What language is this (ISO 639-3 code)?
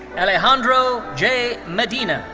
eng